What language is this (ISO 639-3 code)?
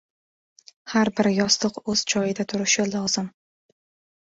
uzb